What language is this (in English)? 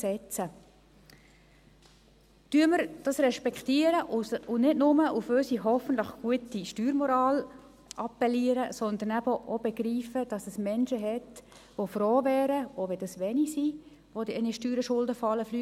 Swiss German